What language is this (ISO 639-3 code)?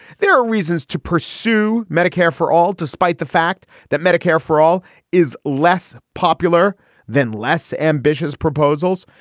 eng